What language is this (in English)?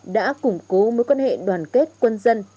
Vietnamese